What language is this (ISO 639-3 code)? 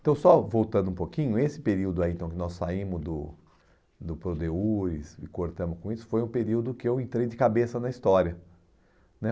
por